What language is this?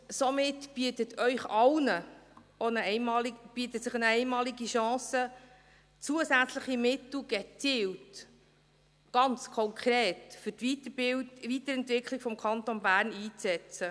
Swiss German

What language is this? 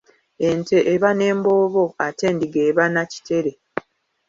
Ganda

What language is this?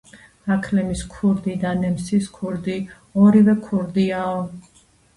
Georgian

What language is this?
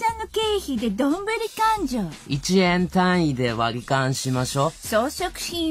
Japanese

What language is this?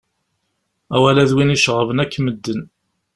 Kabyle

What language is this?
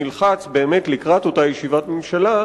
Hebrew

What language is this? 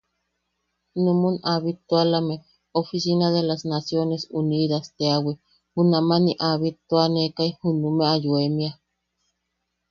Yaqui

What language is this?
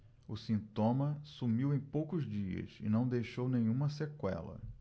Portuguese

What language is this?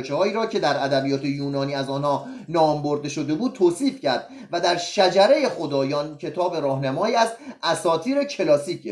Persian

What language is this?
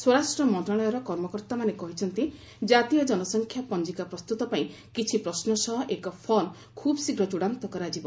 Odia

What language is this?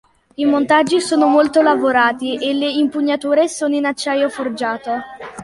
Italian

